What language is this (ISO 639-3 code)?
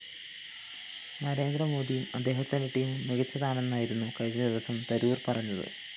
mal